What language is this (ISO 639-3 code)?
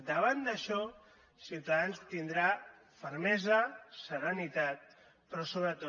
cat